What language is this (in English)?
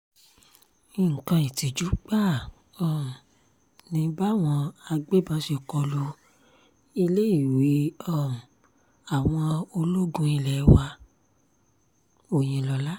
Yoruba